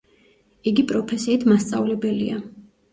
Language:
Georgian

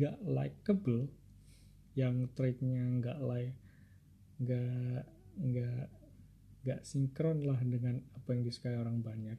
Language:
Indonesian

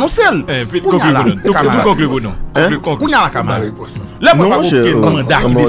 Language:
French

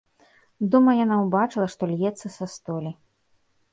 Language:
Belarusian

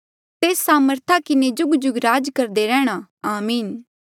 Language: Mandeali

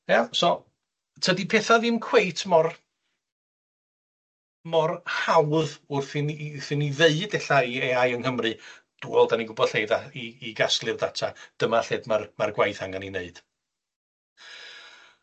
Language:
Welsh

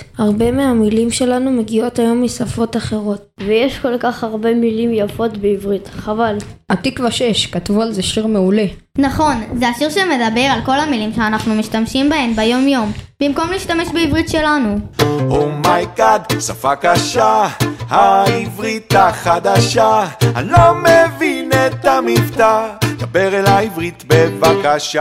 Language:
Hebrew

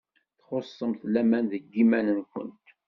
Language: Kabyle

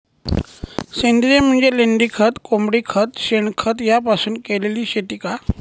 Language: Marathi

